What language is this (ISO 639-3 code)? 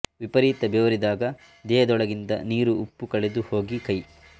kan